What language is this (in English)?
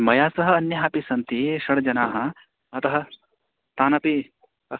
Sanskrit